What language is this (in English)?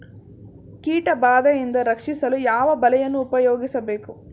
Kannada